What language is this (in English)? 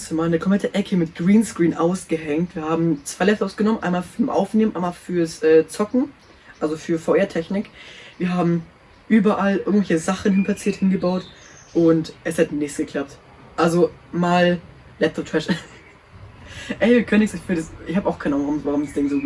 German